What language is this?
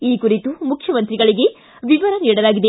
Kannada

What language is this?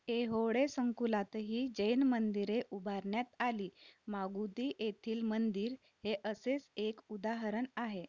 Marathi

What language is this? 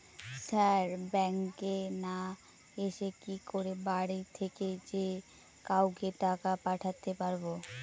Bangla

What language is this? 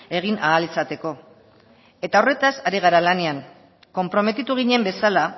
Basque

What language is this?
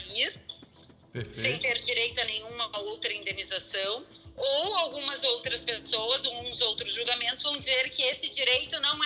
Portuguese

